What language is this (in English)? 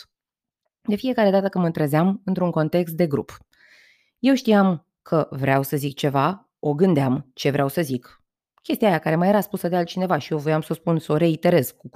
Romanian